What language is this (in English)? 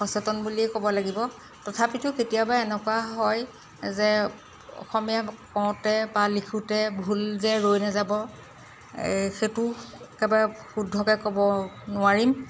Assamese